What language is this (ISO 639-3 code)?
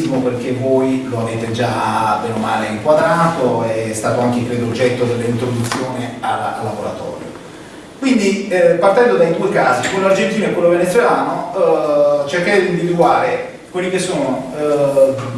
ita